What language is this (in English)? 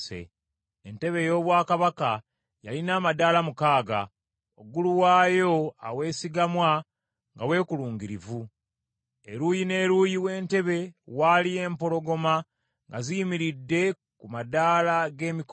Ganda